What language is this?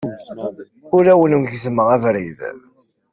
Kabyle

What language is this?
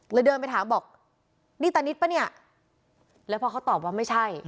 Thai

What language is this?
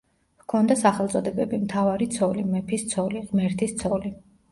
Georgian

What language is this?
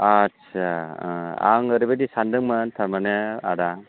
Bodo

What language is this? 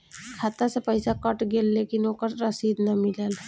Bhojpuri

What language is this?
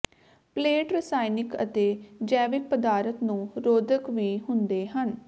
Punjabi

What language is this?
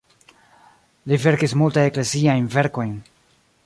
Esperanto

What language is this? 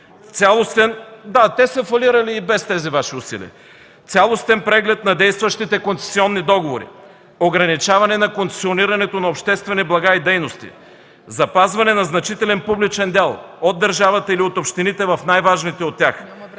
Bulgarian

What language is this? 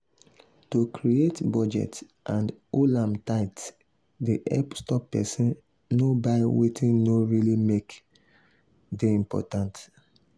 Nigerian Pidgin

